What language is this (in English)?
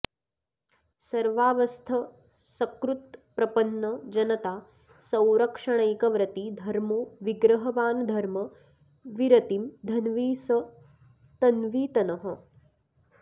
Sanskrit